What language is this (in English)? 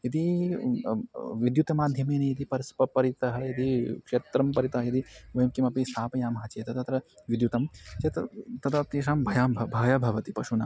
Sanskrit